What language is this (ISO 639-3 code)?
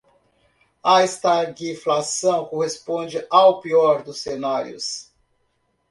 por